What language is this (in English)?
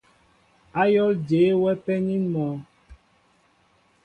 Mbo (Cameroon)